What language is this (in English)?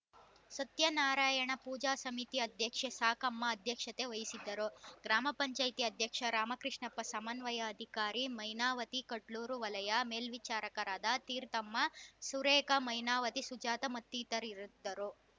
Kannada